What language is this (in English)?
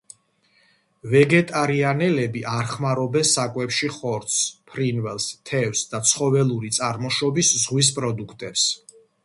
Georgian